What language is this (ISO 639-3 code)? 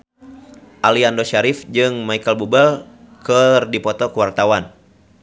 sun